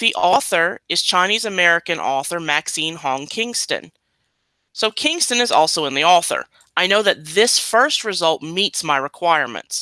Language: English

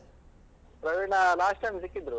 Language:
Kannada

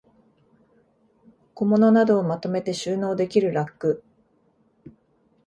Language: Japanese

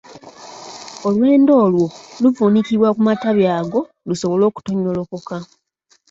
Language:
Ganda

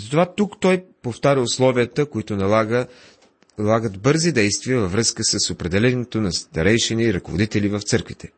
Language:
Bulgarian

